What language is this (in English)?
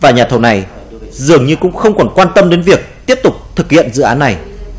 Vietnamese